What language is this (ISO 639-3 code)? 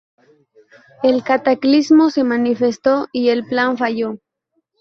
spa